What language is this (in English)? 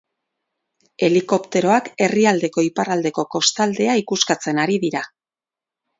Basque